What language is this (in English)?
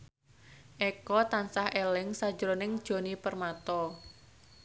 Javanese